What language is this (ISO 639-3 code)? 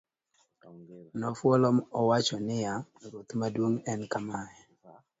luo